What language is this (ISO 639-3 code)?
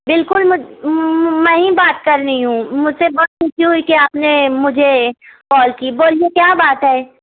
urd